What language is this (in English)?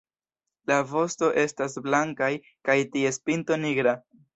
Esperanto